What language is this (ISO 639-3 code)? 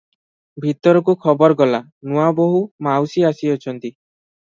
ori